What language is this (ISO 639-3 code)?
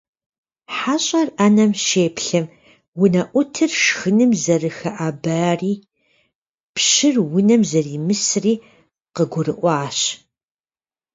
kbd